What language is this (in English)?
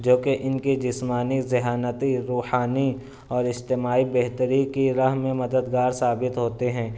Urdu